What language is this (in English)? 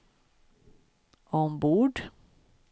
Swedish